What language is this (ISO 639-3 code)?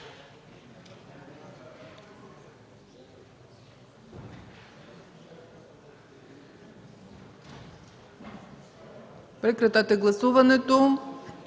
bul